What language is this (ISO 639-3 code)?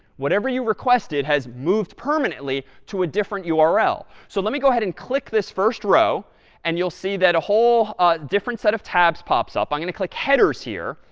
eng